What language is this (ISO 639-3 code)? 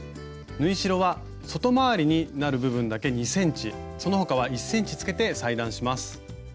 jpn